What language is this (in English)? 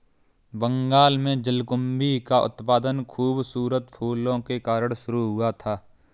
Hindi